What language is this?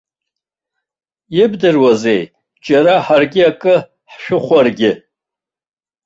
Abkhazian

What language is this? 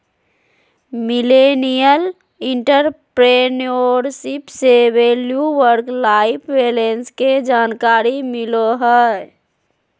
Magahi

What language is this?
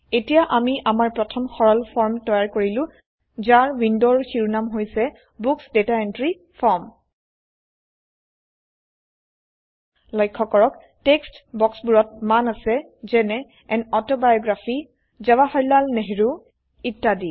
Assamese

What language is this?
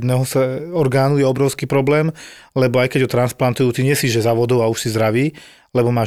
Slovak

